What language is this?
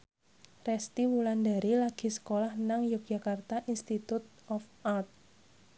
Javanese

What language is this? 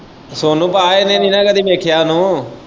Punjabi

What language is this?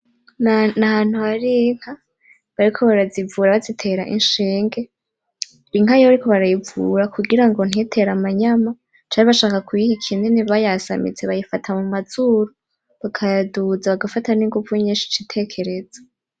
Rundi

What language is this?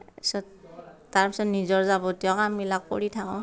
Assamese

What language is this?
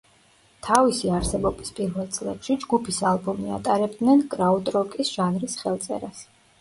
Georgian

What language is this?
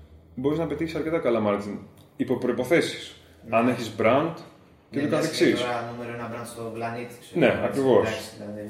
Greek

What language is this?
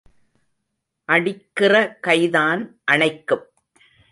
Tamil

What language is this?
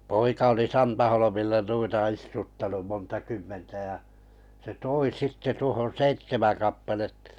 Finnish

